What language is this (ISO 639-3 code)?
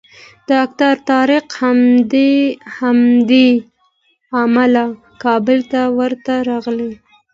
pus